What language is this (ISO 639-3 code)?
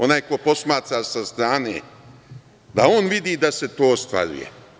srp